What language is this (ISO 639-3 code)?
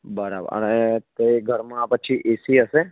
guj